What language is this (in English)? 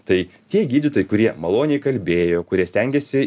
Lithuanian